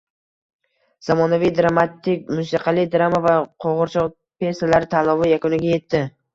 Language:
Uzbek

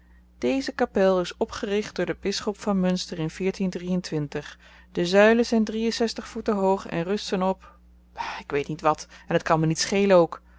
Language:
Dutch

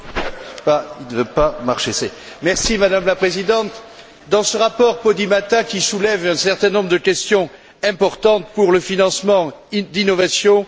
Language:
French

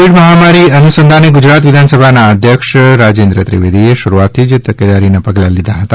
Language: Gujarati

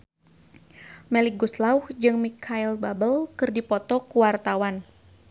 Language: Sundanese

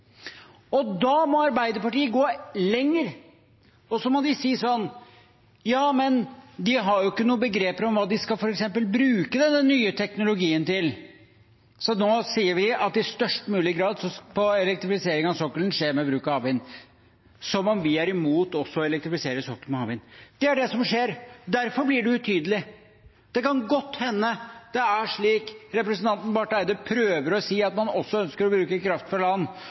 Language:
Norwegian Bokmål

